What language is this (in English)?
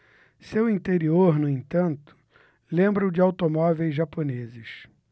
Portuguese